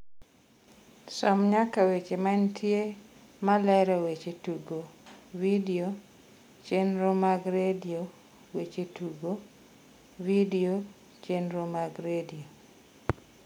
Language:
Luo (Kenya and Tanzania)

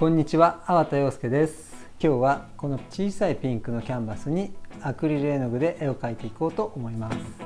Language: Japanese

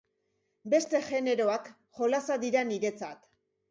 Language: Basque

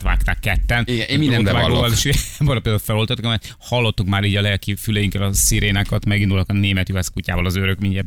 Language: Hungarian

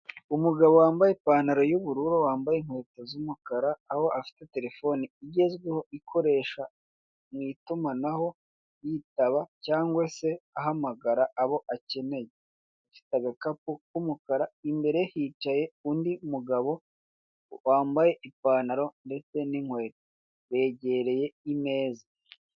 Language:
Kinyarwanda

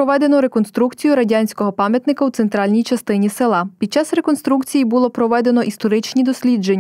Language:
Ukrainian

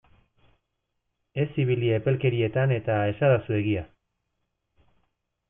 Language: Basque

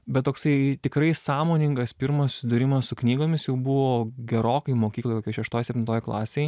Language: Lithuanian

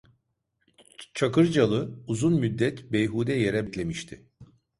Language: Turkish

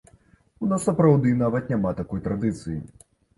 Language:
Belarusian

